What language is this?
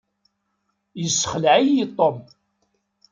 Kabyle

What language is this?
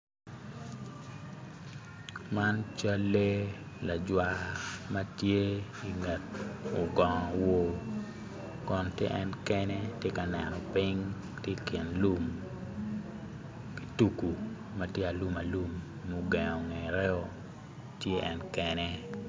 Acoli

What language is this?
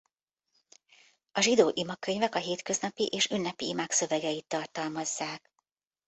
Hungarian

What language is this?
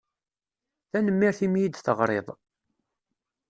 Kabyle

